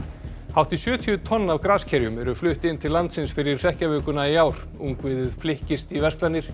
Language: Icelandic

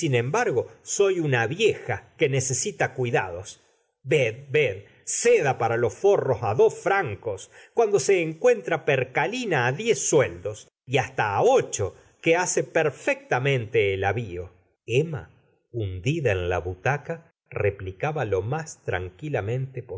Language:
Spanish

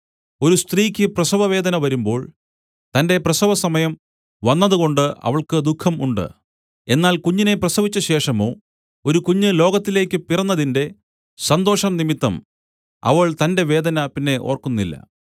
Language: Malayalam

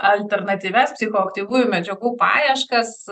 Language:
Lithuanian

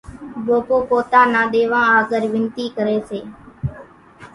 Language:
Kachi Koli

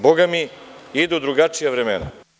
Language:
Serbian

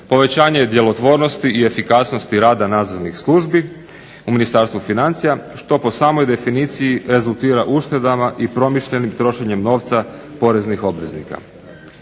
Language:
Croatian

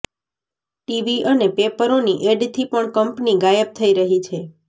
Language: Gujarati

